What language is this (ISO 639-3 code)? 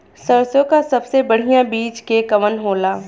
bho